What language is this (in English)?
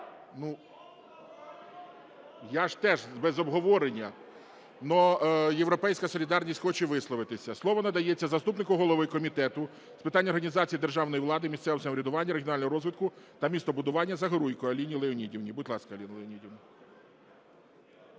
Ukrainian